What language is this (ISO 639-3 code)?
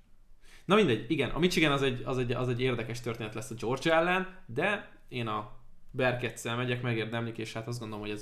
hun